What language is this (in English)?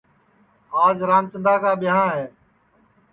Sansi